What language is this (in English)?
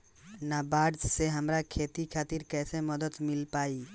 Bhojpuri